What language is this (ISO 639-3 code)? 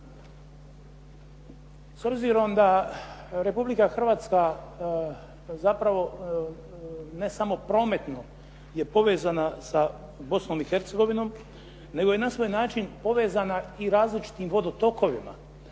hrv